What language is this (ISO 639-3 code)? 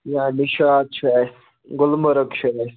kas